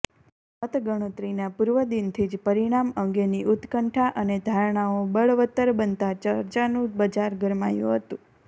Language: Gujarati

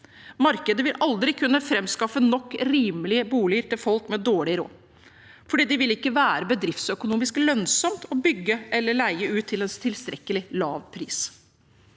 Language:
Norwegian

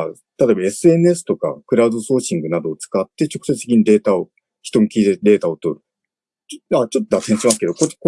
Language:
Japanese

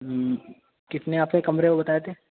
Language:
Urdu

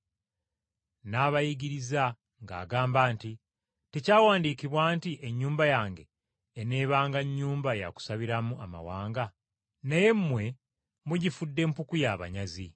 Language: Ganda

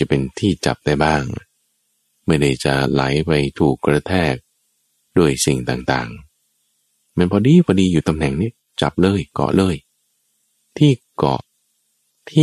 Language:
Thai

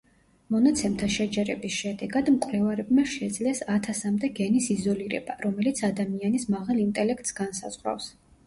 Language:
Georgian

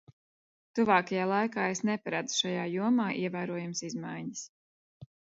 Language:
Latvian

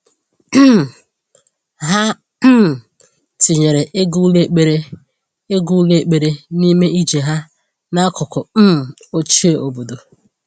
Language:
Igbo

